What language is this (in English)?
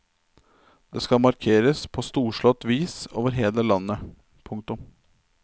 Norwegian